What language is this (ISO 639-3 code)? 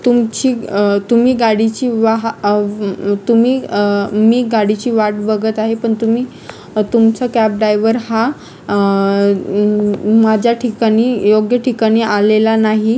mar